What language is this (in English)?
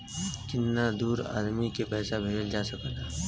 Bhojpuri